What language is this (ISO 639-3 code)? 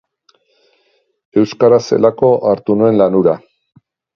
eus